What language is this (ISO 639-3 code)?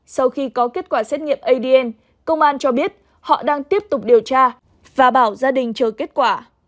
vie